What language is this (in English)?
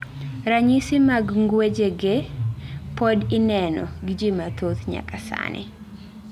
Luo (Kenya and Tanzania)